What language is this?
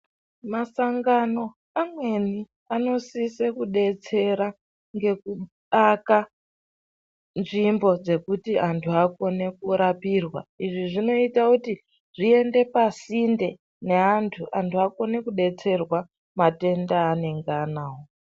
Ndau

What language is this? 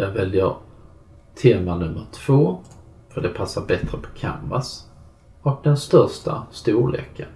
Swedish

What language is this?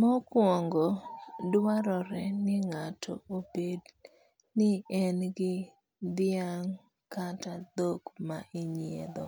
Luo (Kenya and Tanzania)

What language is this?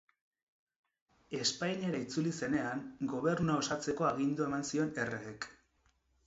Basque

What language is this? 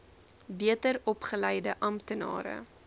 Afrikaans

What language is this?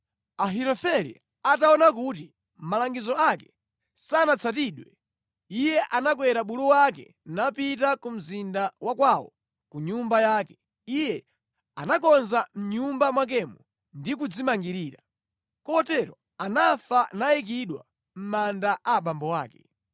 Nyanja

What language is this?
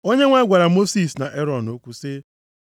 Igbo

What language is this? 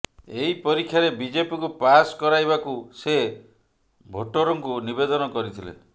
Odia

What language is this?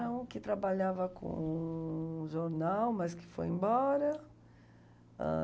Portuguese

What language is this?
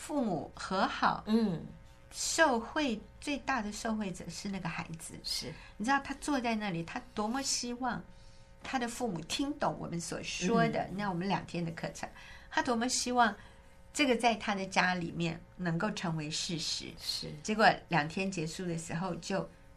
Chinese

